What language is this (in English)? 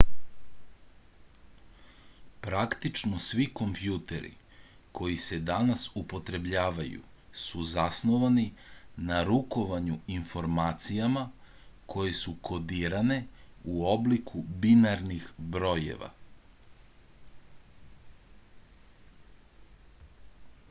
Serbian